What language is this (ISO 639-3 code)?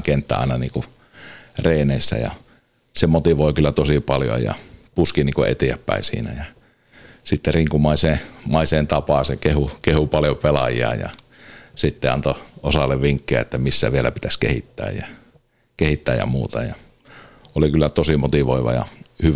fin